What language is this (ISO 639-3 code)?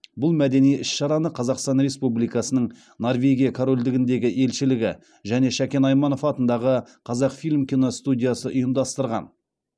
kaz